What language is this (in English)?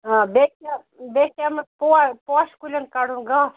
Kashmiri